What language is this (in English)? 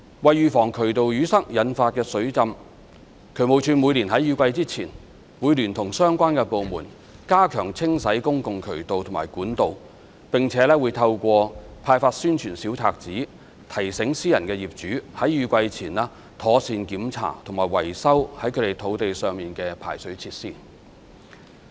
Cantonese